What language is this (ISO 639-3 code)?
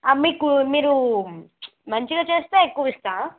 tel